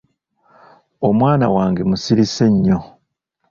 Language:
Ganda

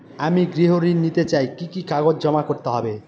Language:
Bangla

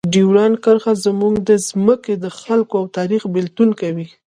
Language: Pashto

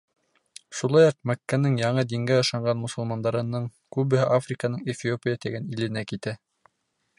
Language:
Bashkir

